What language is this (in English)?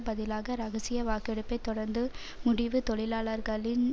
Tamil